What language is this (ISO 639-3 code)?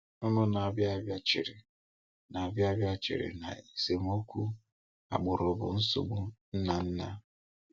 ibo